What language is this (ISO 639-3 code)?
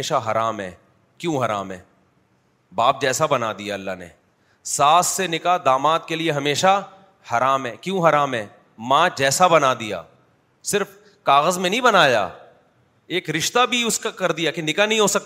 urd